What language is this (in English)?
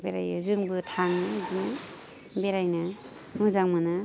Bodo